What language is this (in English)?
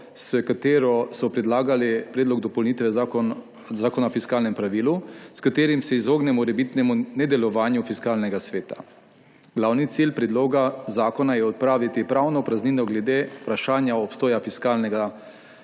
Slovenian